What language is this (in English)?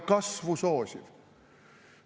Estonian